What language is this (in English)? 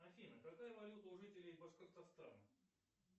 Russian